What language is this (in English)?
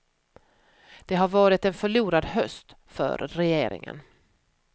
Swedish